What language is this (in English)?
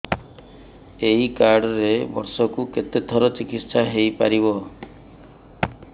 Odia